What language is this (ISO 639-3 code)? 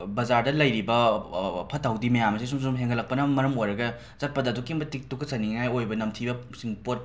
mni